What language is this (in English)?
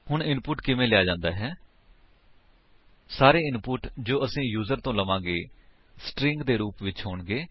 Punjabi